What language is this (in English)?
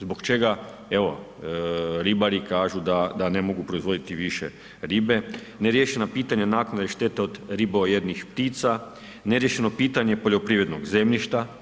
Croatian